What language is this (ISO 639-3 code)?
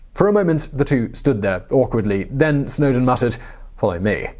eng